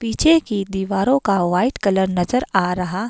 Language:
Hindi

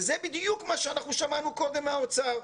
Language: Hebrew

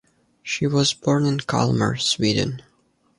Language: English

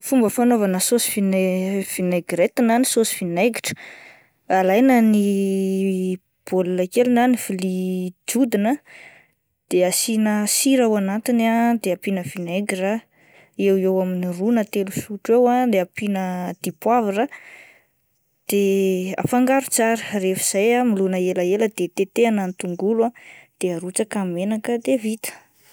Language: Malagasy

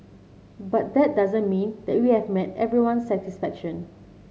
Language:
English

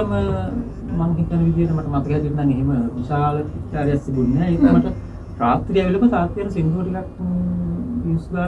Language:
Indonesian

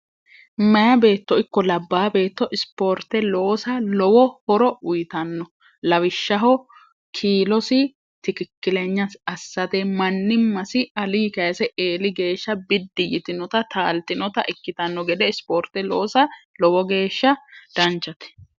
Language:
Sidamo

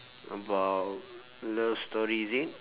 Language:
English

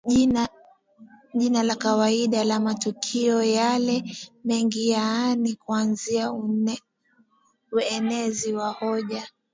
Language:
Swahili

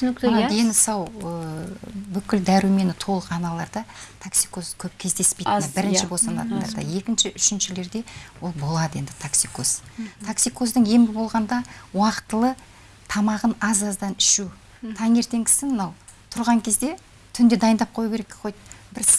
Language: Russian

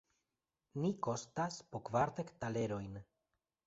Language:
Esperanto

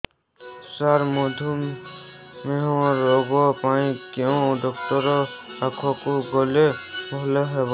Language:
Odia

